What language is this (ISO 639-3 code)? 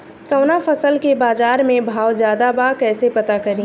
bho